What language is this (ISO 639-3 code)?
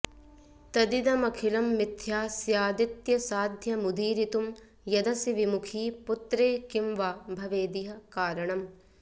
san